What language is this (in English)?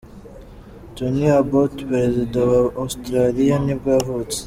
Kinyarwanda